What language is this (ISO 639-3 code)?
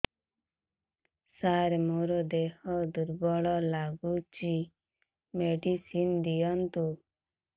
ori